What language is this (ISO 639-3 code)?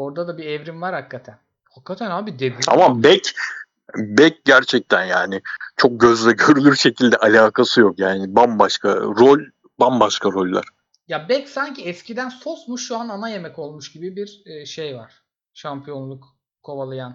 tur